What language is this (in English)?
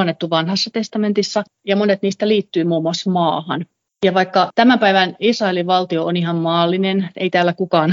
Finnish